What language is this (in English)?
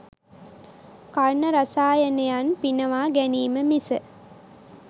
Sinhala